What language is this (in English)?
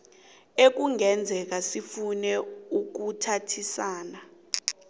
South Ndebele